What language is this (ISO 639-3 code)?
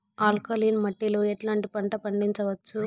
tel